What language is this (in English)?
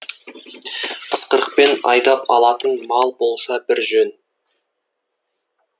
Kazakh